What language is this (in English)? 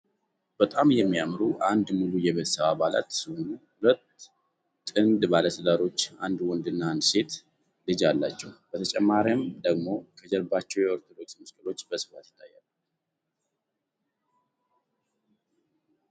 Amharic